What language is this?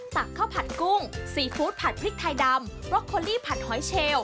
Thai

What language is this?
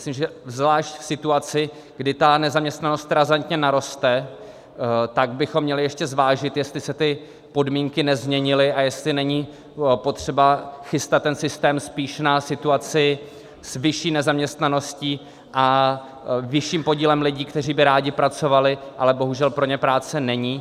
Czech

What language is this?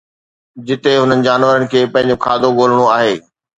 Sindhi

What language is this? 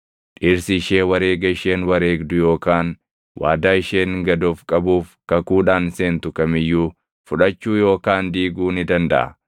Oromo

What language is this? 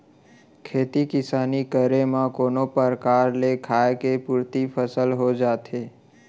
Chhattisgarhi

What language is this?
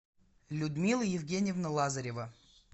Russian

